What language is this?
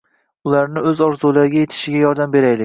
Uzbek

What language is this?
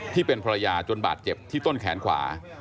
Thai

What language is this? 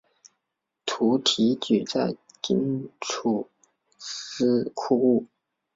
Chinese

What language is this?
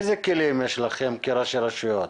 Hebrew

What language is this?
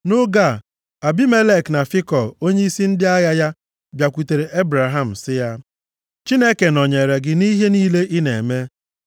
Igbo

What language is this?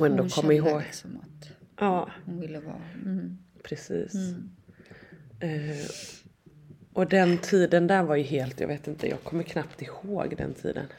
Swedish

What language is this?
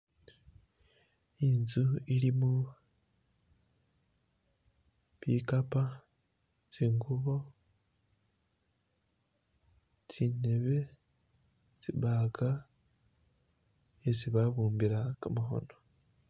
Masaaba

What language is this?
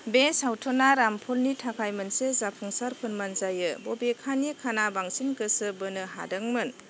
Bodo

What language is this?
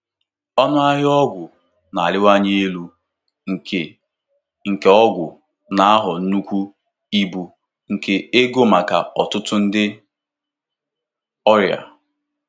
Igbo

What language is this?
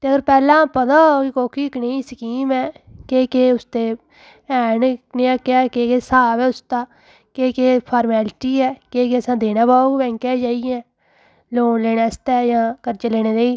Dogri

